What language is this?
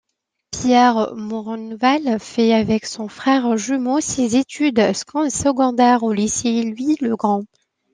French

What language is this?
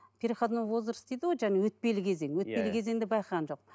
Kazakh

